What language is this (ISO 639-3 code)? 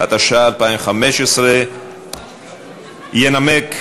heb